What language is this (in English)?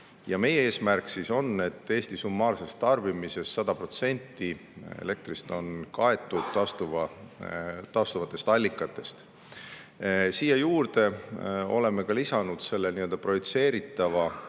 Estonian